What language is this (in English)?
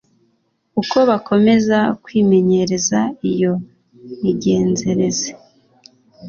Kinyarwanda